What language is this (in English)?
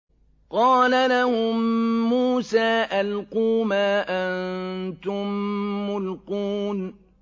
Arabic